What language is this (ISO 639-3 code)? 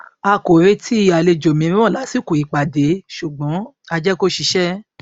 yor